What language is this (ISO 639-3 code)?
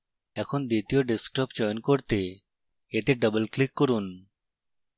ben